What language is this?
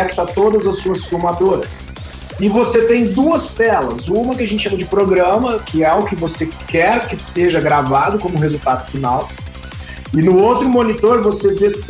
Portuguese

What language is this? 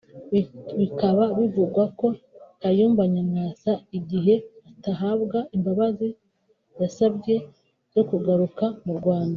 Kinyarwanda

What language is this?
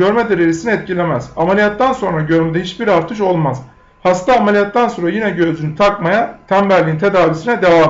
Turkish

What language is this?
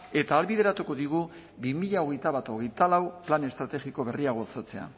Basque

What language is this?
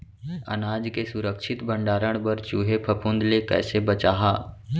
Chhattisgarhi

